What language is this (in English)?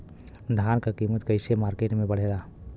Bhojpuri